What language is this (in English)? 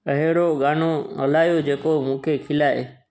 Sindhi